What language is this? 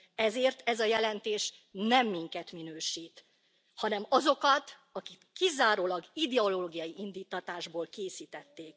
Hungarian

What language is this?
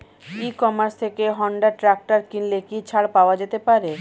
Bangla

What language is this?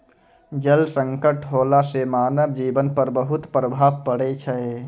Maithili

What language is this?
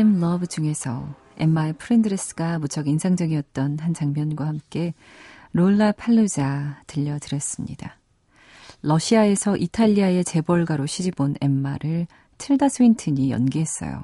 Korean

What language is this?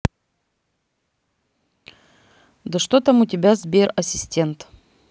Russian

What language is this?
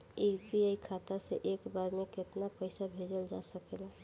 Bhojpuri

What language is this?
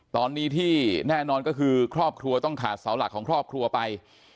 Thai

